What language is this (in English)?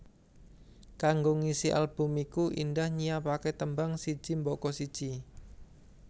Javanese